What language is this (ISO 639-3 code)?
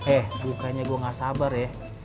ind